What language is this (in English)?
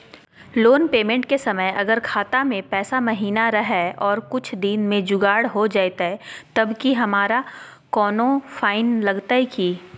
Magahi